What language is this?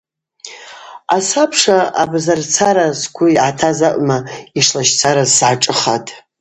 Abaza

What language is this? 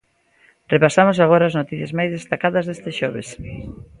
Galician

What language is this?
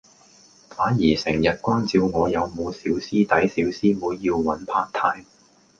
Cantonese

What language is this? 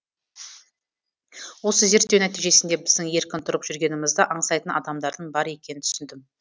Kazakh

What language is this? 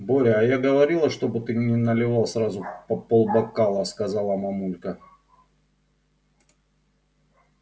Russian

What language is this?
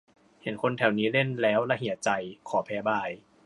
Thai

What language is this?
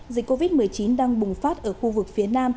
Vietnamese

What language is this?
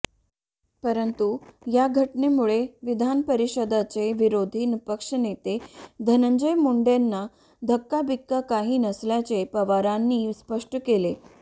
Marathi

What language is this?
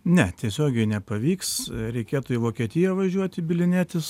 Lithuanian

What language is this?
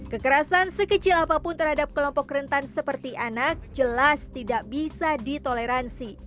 Indonesian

